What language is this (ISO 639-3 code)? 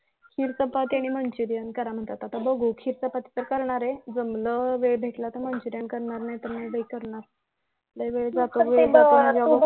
mar